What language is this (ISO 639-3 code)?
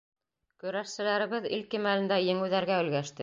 bak